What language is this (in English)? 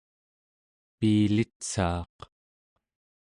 Central Yupik